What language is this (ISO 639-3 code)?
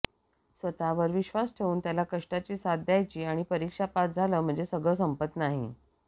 mar